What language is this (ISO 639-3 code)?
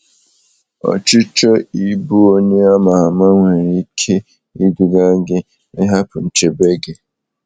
ibo